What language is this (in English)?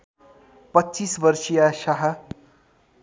Nepali